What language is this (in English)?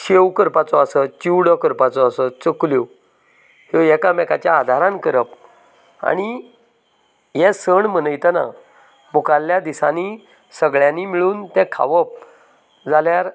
Konkani